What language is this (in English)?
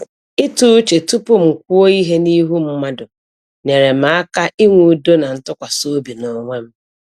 Igbo